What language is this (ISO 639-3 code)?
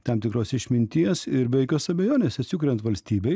lit